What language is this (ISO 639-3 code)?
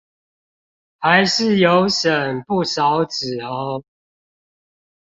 zho